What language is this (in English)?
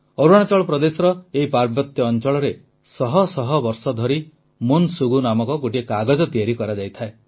Odia